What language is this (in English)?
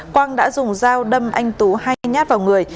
Vietnamese